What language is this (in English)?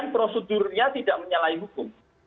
Indonesian